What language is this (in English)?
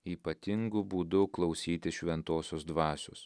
Lithuanian